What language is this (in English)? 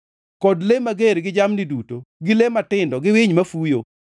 Luo (Kenya and Tanzania)